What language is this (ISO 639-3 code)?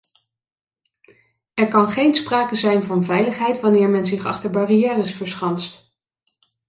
nld